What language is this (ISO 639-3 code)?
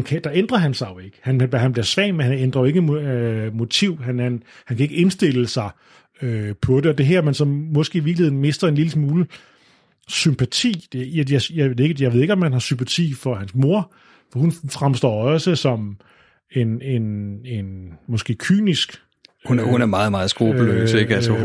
dan